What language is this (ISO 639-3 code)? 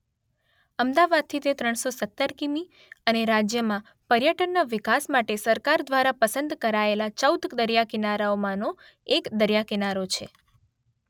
guj